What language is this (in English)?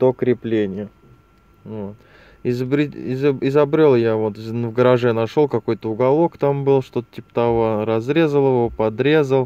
Russian